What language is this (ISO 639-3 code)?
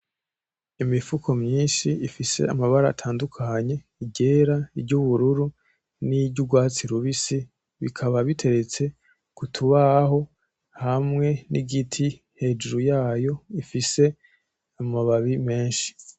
run